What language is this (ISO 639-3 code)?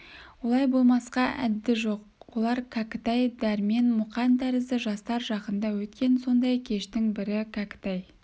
kaz